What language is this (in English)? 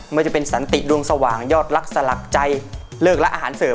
Thai